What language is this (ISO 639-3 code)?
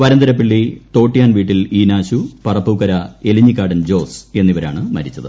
mal